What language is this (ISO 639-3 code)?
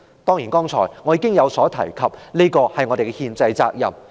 yue